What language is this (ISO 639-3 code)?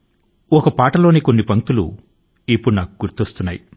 tel